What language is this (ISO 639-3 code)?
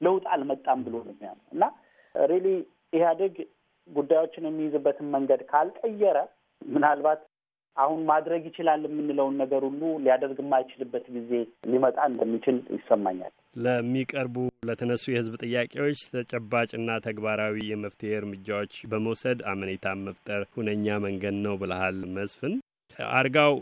amh